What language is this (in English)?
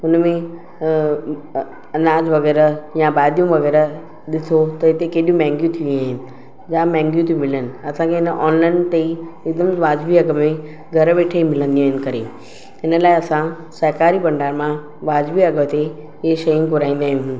Sindhi